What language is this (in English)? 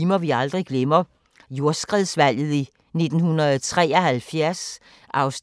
Danish